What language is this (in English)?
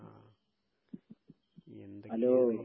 Malayalam